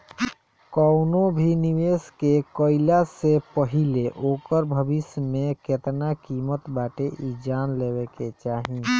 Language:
Bhojpuri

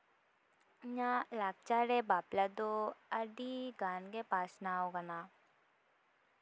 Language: Santali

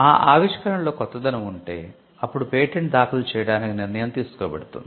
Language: Telugu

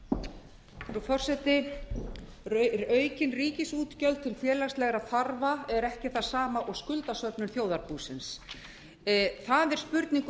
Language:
Icelandic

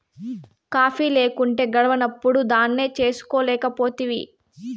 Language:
Telugu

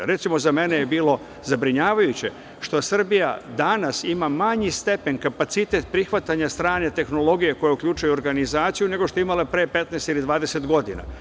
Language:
Serbian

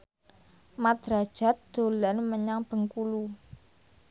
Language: Javanese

